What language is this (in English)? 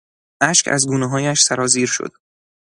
Persian